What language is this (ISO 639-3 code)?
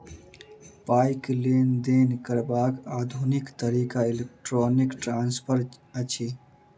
mai